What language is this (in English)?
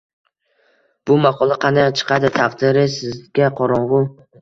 Uzbek